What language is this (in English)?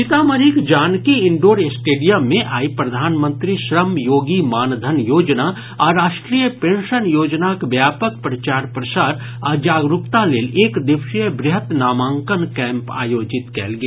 Maithili